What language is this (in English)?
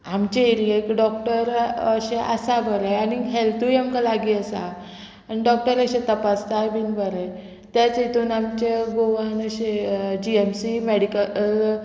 Konkani